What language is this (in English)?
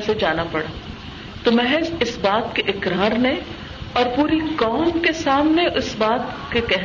Urdu